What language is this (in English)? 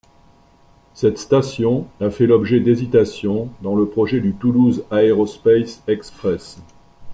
French